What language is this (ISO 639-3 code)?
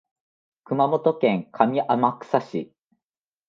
jpn